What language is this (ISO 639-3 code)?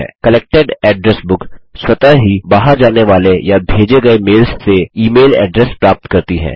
hin